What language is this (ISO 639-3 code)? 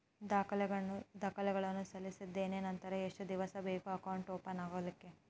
kan